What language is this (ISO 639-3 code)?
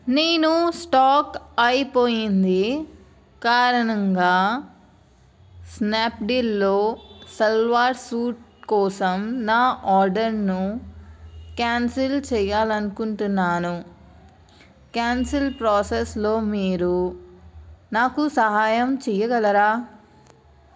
tel